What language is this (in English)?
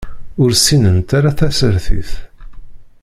Kabyle